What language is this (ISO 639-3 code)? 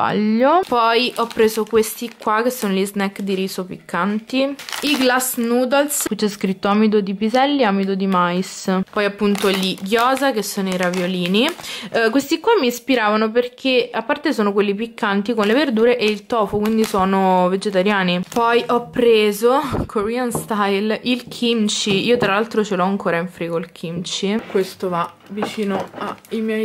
ita